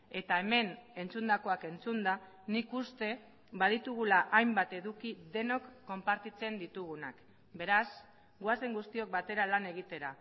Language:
Basque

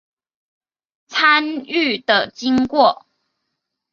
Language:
Chinese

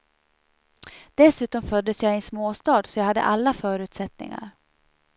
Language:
Swedish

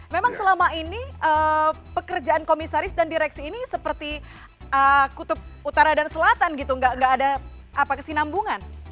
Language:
Indonesian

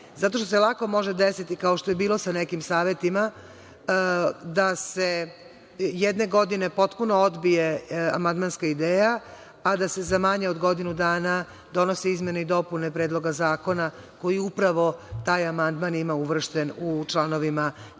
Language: Serbian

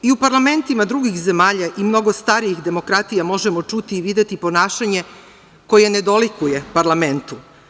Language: Serbian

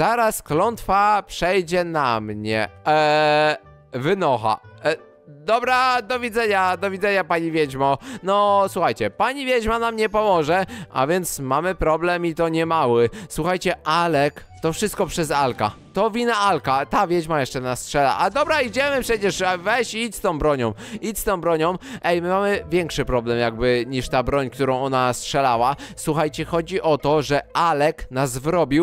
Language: Polish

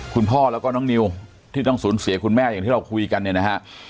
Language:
Thai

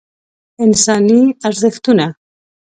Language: Pashto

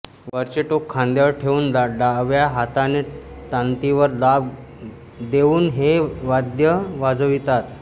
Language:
Marathi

